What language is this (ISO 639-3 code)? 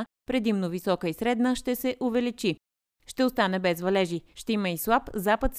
bul